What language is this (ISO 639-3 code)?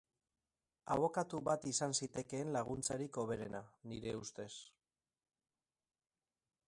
eus